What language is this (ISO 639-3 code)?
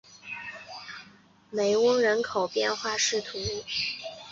zho